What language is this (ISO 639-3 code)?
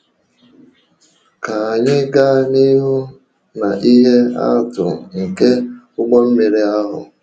ibo